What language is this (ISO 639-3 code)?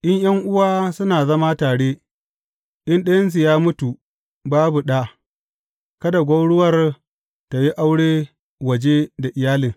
hau